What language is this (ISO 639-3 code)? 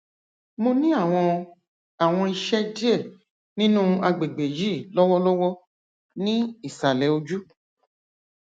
yor